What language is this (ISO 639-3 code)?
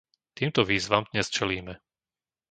slk